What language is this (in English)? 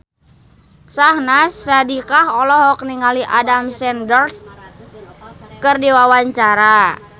Sundanese